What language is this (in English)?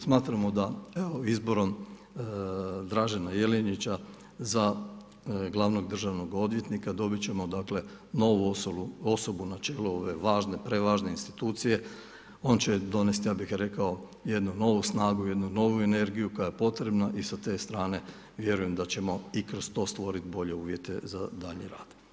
Croatian